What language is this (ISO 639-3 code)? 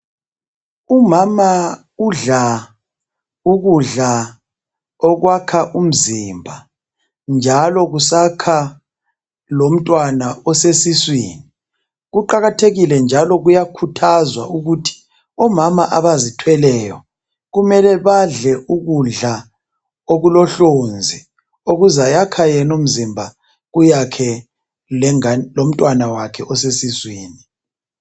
nde